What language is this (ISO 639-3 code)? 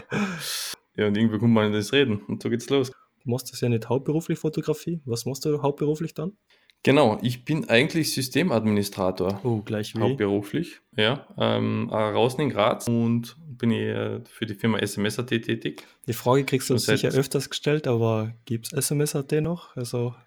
deu